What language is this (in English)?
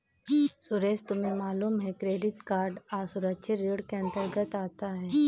Hindi